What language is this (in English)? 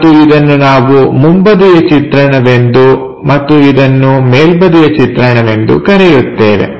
Kannada